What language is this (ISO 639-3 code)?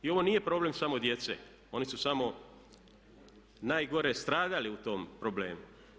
hrv